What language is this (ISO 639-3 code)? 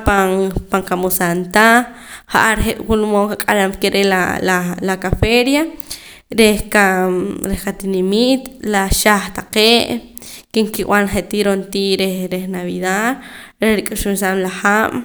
poc